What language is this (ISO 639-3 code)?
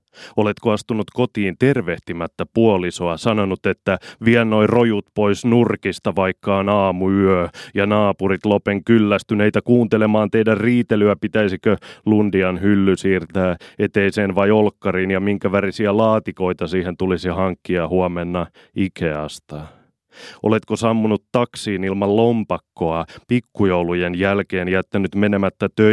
fin